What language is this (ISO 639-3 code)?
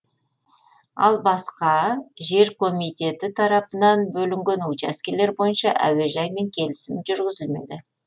kaz